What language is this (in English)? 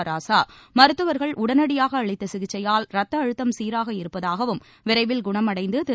Tamil